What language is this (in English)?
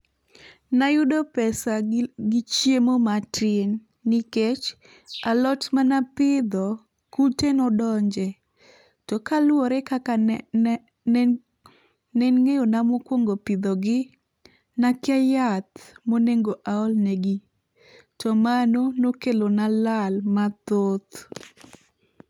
Luo (Kenya and Tanzania)